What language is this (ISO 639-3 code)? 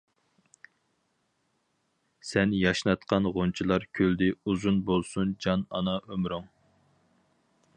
uig